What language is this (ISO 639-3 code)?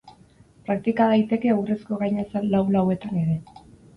eus